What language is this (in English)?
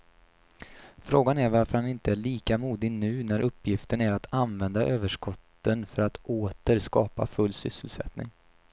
Swedish